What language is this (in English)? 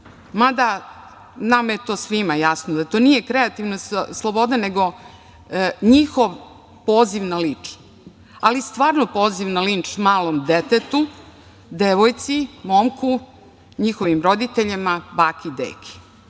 Serbian